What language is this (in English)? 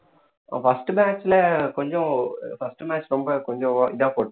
Tamil